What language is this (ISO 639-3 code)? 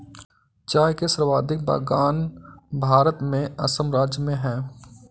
hin